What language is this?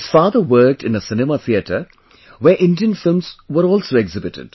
English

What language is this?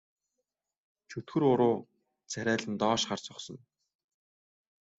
Mongolian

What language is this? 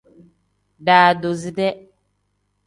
Tem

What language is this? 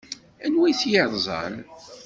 Kabyle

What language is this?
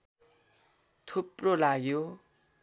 Nepali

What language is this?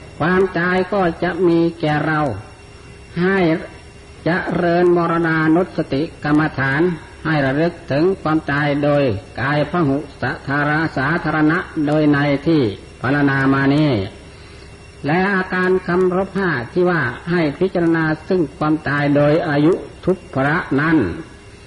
Thai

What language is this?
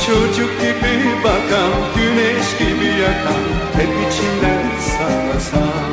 Turkish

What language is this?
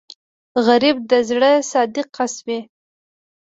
Pashto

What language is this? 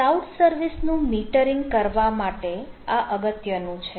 Gujarati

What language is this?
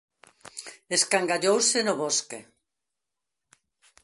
Galician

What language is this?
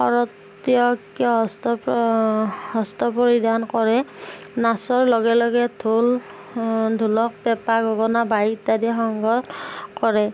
Assamese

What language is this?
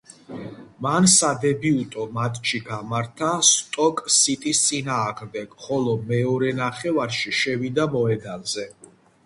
Georgian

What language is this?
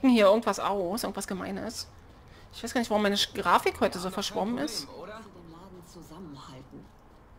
German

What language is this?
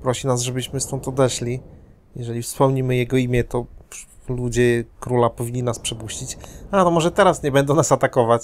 Polish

